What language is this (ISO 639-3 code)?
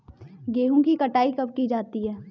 hin